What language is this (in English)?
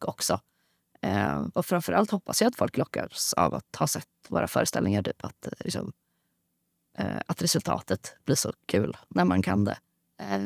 Swedish